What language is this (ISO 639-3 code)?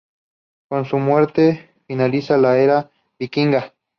spa